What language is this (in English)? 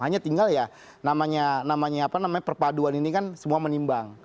Indonesian